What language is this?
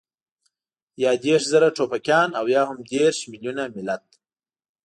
Pashto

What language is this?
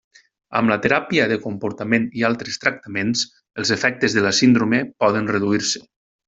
Catalan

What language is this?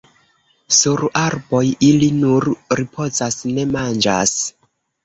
Esperanto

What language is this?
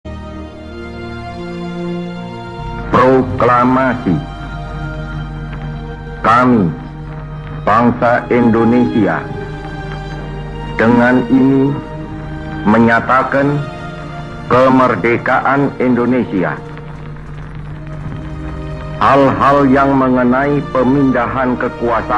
Indonesian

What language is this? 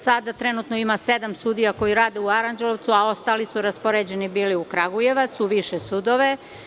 Serbian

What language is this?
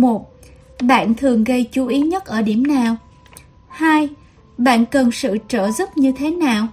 Vietnamese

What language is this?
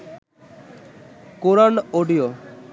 Bangla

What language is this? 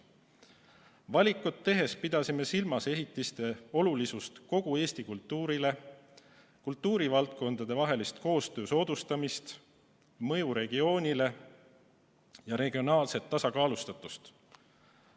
Estonian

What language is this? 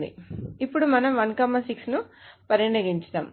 Telugu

